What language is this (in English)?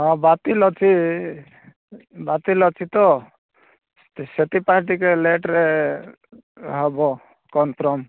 Odia